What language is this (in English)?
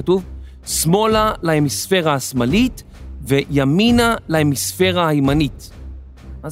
Hebrew